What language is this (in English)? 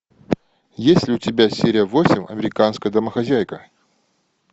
Russian